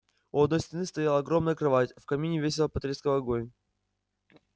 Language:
Russian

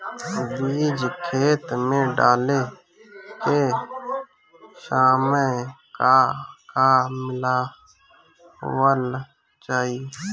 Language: Bhojpuri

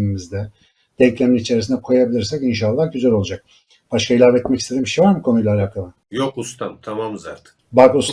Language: Turkish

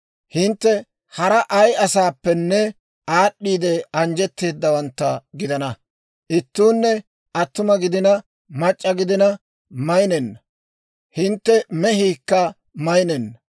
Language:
Dawro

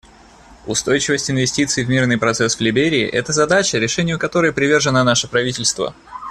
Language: Russian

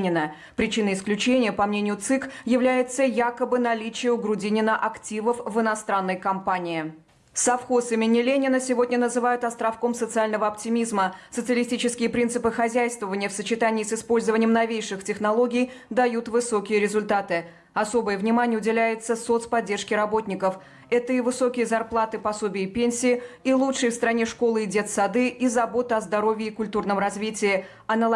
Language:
Russian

